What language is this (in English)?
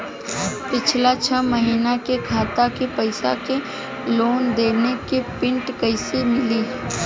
Bhojpuri